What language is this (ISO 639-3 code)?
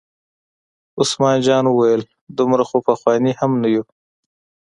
pus